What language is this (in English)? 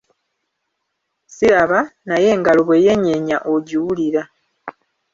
Ganda